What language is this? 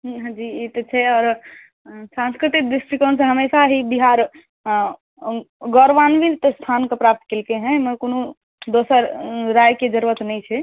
Maithili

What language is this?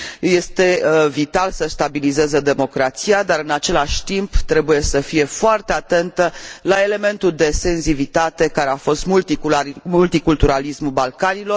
Romanian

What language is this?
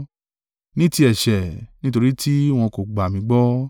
Yoruba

